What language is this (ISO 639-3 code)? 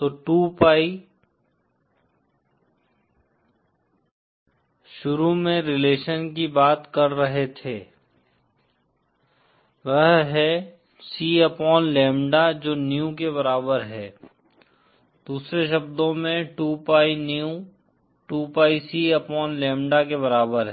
hin